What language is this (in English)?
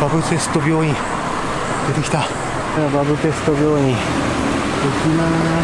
Japanese